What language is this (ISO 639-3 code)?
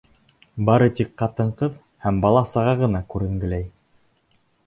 bak